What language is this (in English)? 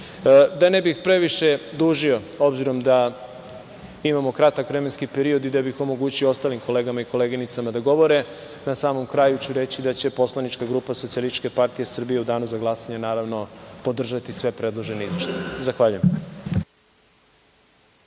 Serbian